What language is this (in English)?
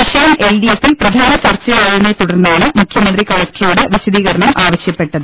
Malayalam